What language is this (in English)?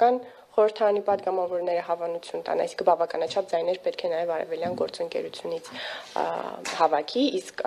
Romanian